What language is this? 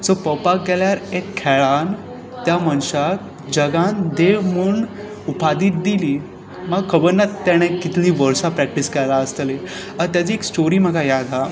Konkani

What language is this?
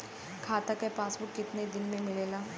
Bhojpuri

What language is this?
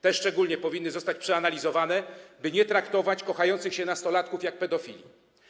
Polish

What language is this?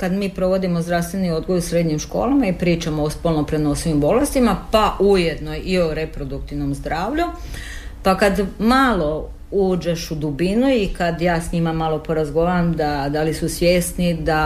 Croatian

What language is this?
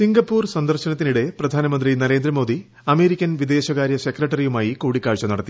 Malayalam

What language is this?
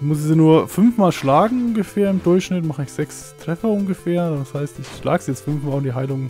German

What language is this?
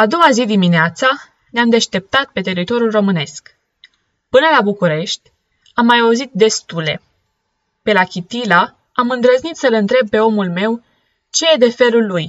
Romanian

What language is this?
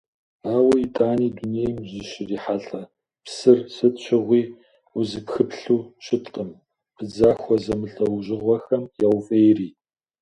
Kabardian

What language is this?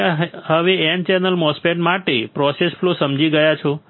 Gujarati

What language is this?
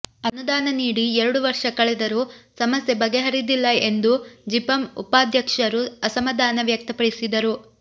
Kannada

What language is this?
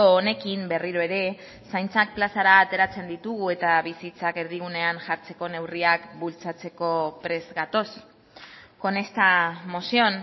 Basque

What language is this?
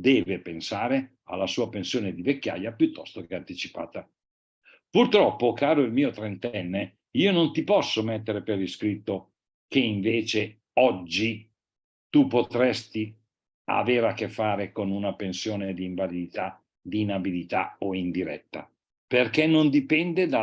Italian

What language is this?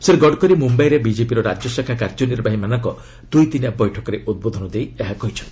Odia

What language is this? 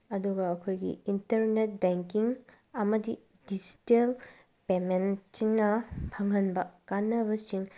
Manipuri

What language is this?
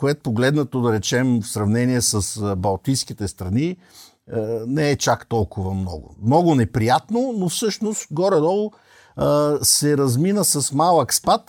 Bulgarian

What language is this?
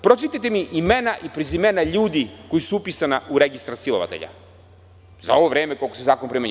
Serbian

